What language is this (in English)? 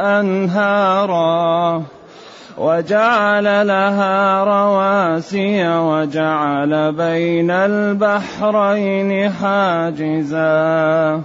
Arabic